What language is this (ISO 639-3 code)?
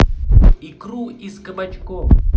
rus